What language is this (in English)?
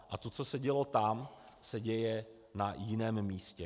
Czech